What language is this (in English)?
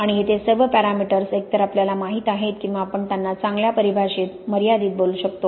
Marathi